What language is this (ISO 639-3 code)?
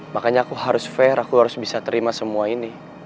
ind